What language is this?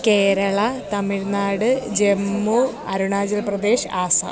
Sanskrit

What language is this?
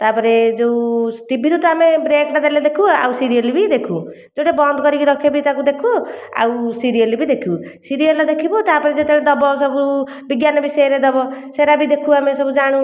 Odia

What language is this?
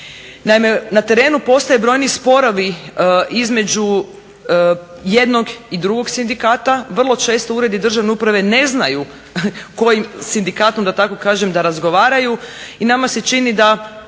Croatian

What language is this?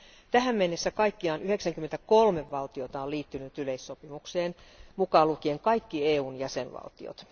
Finnish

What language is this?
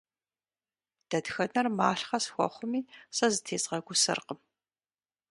Kabardian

